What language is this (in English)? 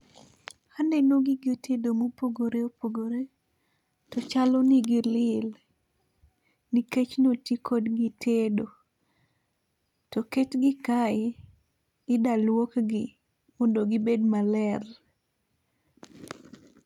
Luo (Kenya and Tanzania)